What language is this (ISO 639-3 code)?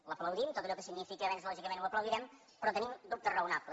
cat